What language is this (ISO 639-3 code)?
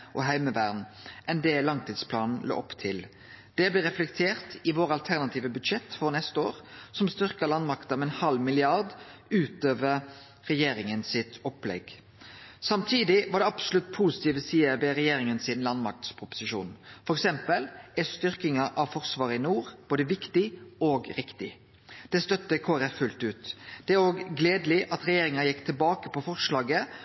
nno